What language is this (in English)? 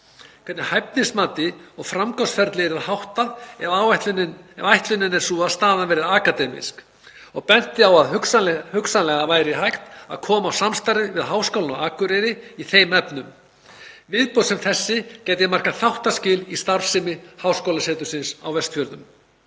Icelandic